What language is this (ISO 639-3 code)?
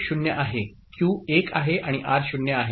mar